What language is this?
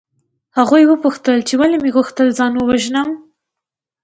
Pashto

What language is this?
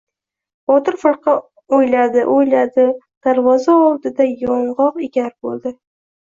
Uzbek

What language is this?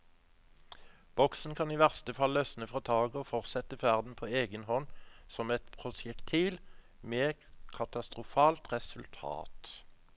Norwegian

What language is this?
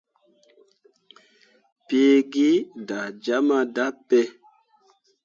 Mundang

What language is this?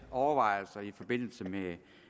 Danish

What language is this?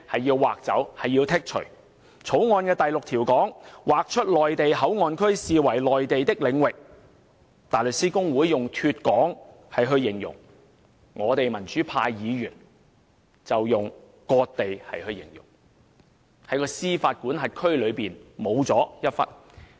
Cantonese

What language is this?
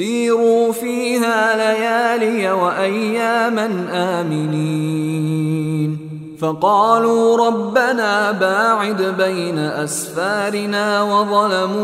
Arabic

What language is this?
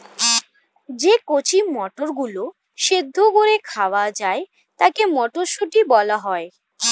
Bangla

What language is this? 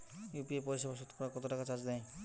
Bangla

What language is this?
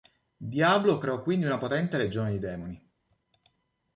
Italian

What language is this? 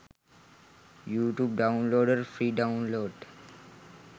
Sinhala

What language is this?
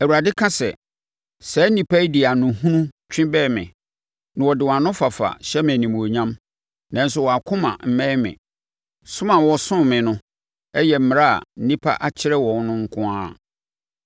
Akan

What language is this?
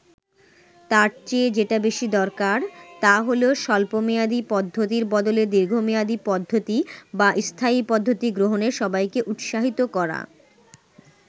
Bangla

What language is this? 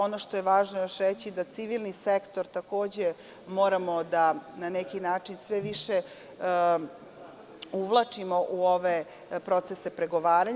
Serbian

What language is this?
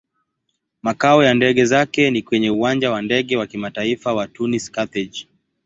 Swahili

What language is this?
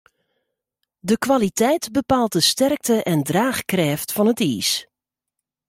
Western Frisian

